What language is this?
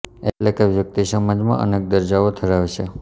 Gujarati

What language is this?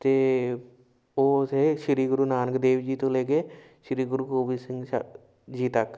Punjabi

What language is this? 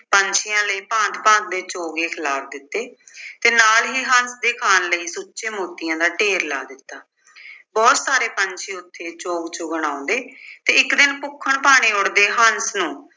Punjabi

